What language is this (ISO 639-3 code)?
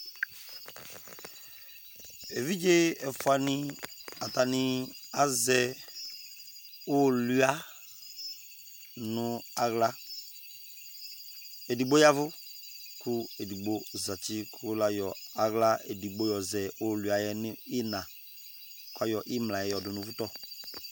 kpo